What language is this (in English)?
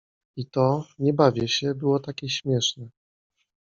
Polish